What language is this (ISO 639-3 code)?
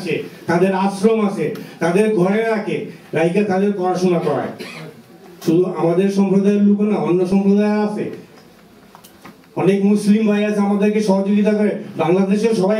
fra